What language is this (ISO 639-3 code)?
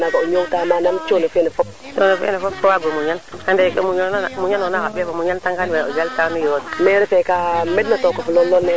srr